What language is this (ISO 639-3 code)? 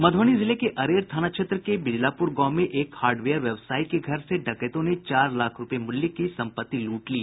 hin